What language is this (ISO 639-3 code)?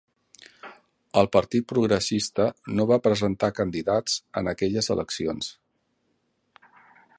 cat